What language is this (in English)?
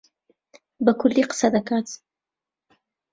Central Kurdish